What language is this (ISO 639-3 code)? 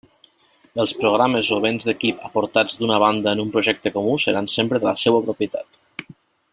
cat